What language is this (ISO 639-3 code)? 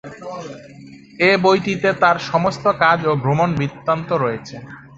ben